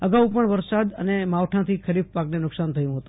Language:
Gujarati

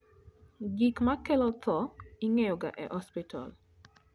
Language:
Luo (Kenya and Tanzania)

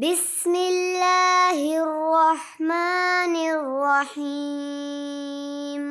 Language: Arabic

